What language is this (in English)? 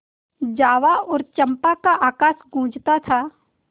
Hindi